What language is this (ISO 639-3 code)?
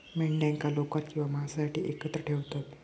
mar